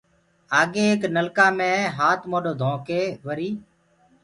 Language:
Gurgula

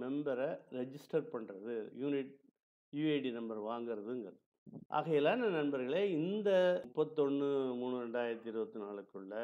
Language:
Tamil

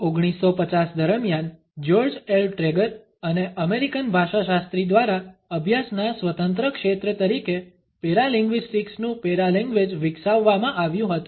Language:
Gujarati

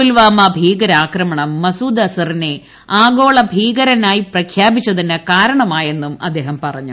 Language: Malayalam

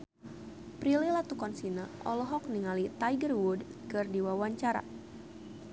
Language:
Sundanese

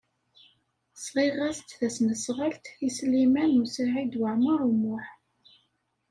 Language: Kabyle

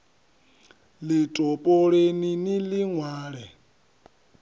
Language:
Venda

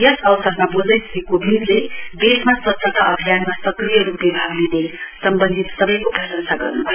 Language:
Nepali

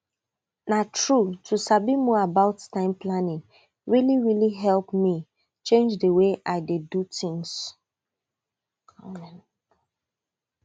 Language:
Nigerian Pidgin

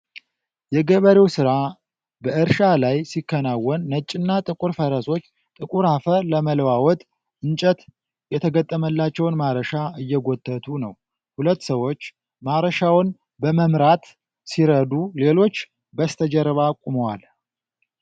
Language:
Amharic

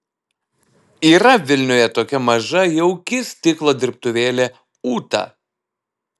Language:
Lithuanian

